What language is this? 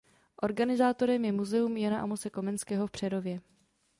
Czech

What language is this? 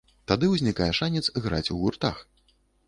Belarusian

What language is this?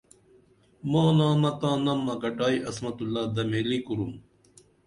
Dameli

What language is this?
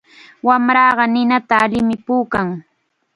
Chiquián Ancash Quechua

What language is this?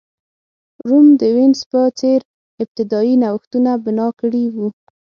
Pashto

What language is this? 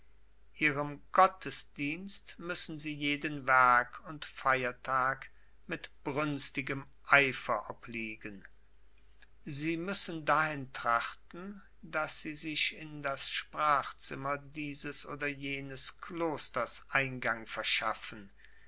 German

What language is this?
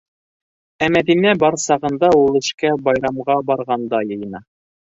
Bashkir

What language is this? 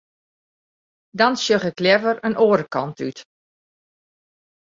Western Frisian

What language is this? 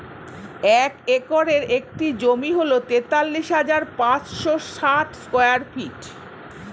Bangla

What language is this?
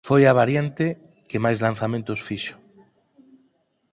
Galician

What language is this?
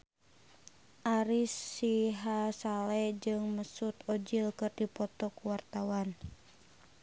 Sundanese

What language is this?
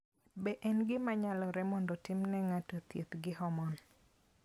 Luo (Kenya and Tanzania)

